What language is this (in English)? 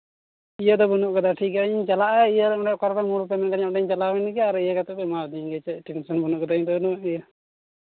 Santali